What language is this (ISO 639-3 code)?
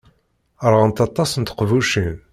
kab